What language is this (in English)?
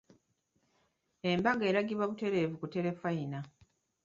Ganda